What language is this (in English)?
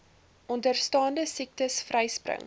Afrikaans